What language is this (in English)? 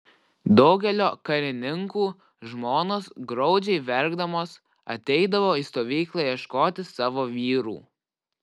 Lithuanian